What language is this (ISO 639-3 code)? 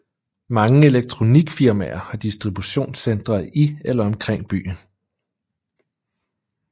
dan